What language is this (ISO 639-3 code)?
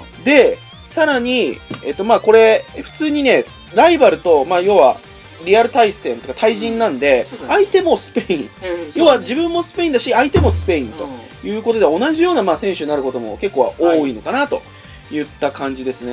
jpn